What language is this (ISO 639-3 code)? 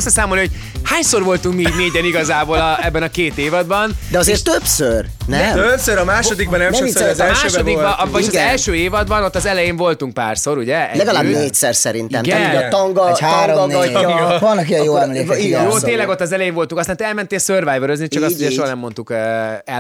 hun